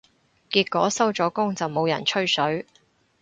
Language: Cantonese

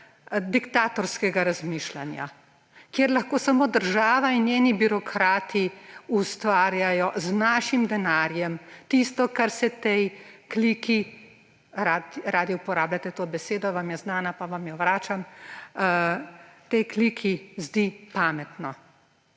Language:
Slovenian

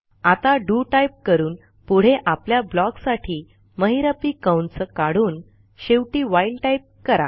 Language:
Marathi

